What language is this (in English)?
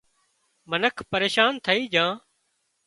Wadiyara Koli